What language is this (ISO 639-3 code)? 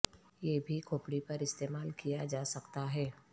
urd